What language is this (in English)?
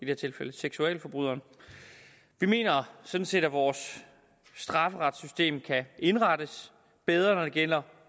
Danish